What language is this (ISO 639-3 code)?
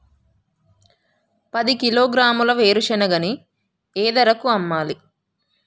tel